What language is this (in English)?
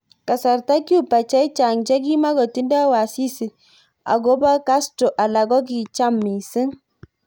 Kalenjin